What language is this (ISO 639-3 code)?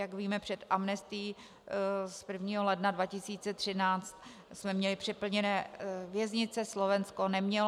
ces